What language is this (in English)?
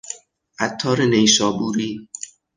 Persian